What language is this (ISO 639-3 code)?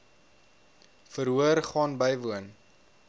afr